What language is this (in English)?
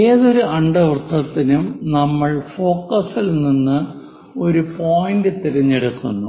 Malayalam